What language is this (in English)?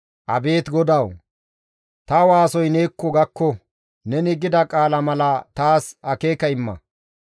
Gamo